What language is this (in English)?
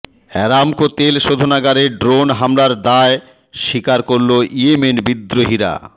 Bangla